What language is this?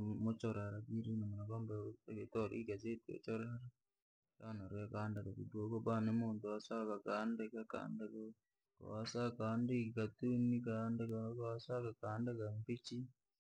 Langi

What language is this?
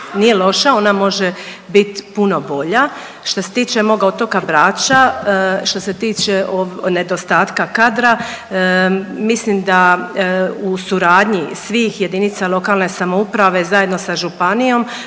Croatian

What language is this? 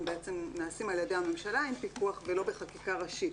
Hebrew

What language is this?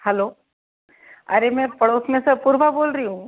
Hindi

